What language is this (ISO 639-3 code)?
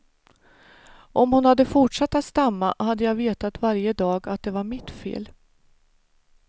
swe